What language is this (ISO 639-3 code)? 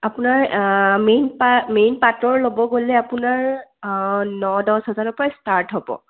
asm